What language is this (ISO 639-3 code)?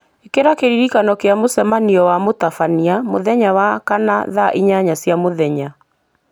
kik